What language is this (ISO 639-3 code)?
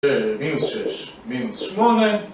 heb